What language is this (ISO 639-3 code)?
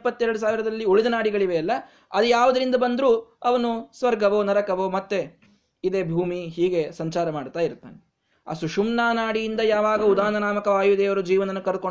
kan